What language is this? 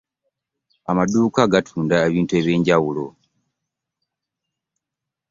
Ganda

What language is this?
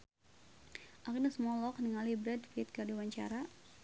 Sundanese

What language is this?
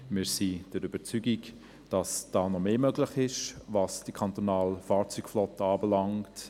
Swiss German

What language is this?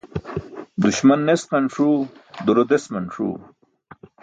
Burushaski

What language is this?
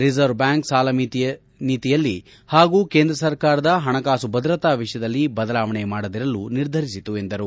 Kannada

